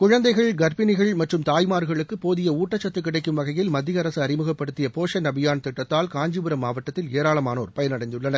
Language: Tamil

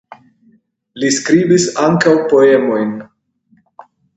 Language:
Esperanto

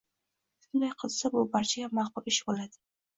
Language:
Uzbek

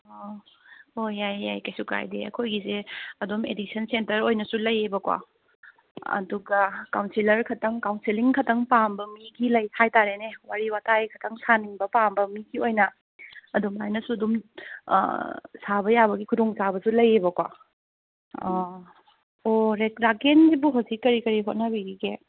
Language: Manipuri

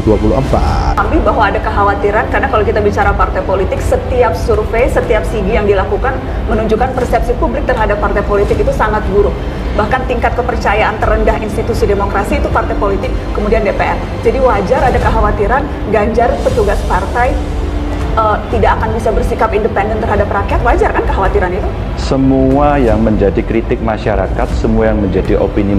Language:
Indonesian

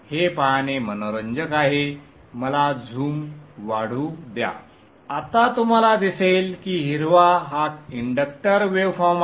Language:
Marathi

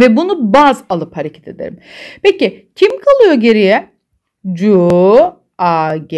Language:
Turkish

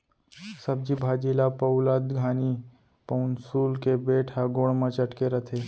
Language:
Chhattisgarhi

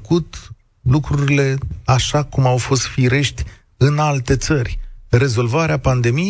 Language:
Romanian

